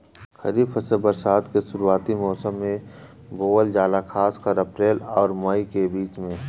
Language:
Bhojpuri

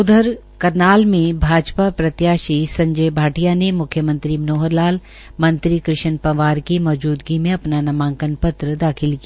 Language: Hindi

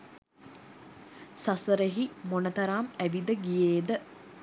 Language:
Sinhala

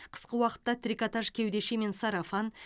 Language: Kazakh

